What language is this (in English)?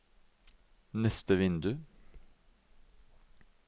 Norwegian